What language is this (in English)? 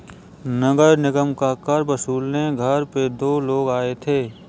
Hindi